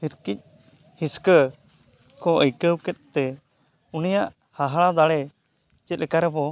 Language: Santali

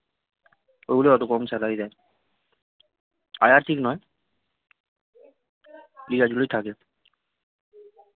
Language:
Bangla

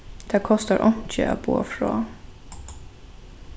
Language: Faroese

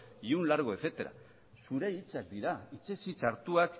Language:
Basque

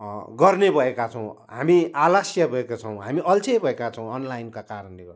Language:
Nepali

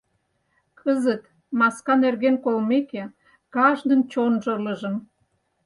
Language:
Mari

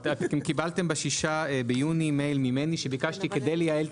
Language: Hebrew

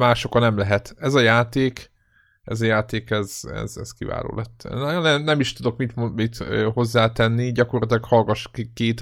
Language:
Hungarian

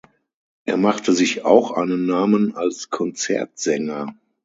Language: German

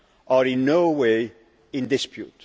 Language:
English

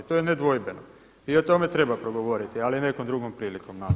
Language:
Croatian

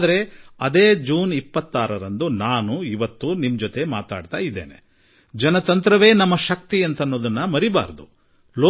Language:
Kannada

